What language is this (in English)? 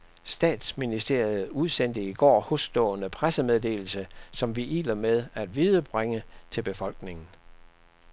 Danish